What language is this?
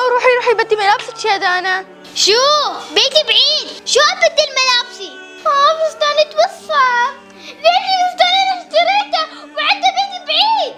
Arabic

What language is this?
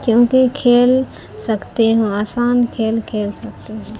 Urdu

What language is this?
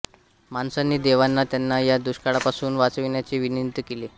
Marathi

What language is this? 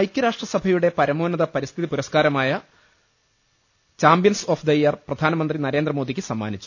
Malayalam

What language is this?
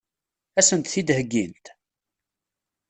Kabyle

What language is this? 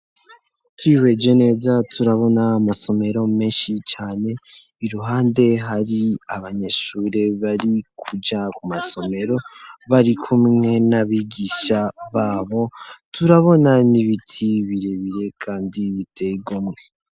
Rundi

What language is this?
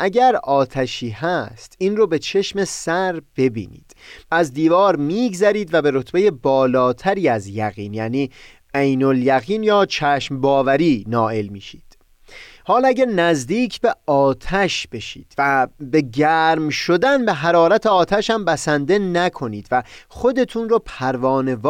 Persian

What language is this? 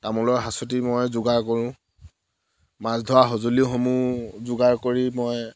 Assamese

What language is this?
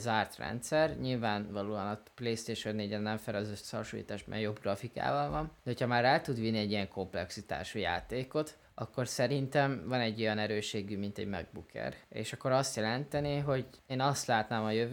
Hungarian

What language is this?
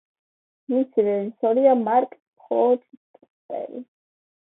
Georgian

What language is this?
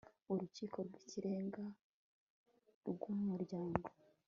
Kinyarwanda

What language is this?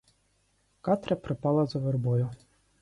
Ukrainian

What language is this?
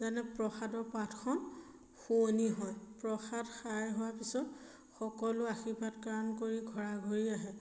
Assamese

